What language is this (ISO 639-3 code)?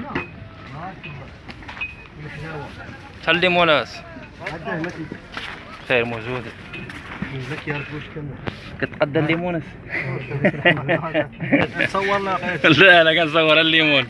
ara